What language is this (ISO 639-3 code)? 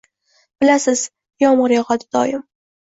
uzb